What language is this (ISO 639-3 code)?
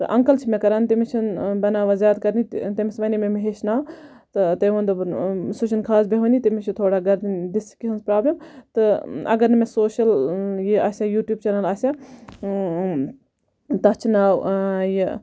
kas